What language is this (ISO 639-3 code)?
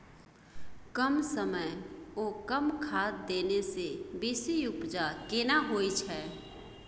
mai